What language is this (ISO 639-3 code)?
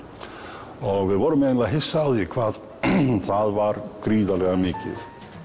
isl